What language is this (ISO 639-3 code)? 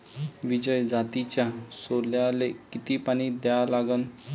mar